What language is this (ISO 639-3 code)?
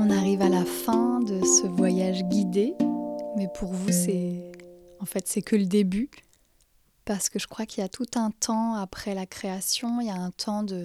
fra